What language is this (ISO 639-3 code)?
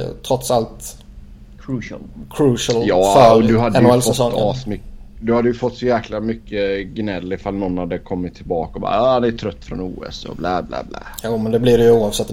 swe